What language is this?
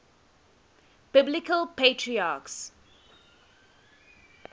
English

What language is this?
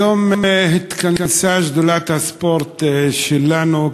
Hebrew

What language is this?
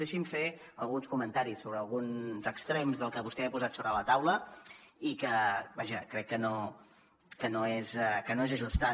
Catalan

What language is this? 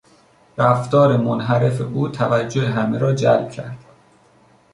Persian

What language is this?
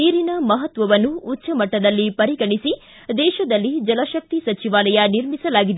Kannada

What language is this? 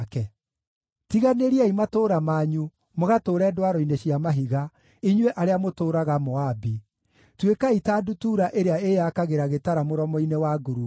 Kikuyu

